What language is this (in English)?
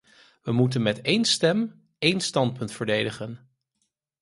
Dutch